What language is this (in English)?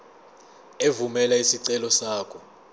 Zulu